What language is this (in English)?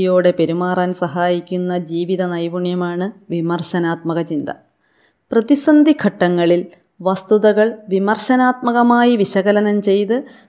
Malayalam